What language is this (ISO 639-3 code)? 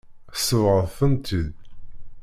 kab